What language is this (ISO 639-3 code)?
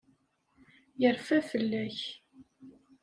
kab